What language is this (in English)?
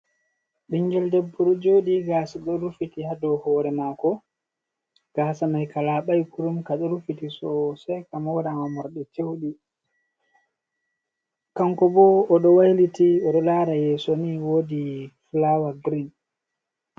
Fula